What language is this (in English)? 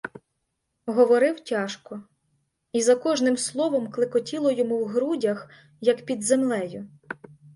Ukrainian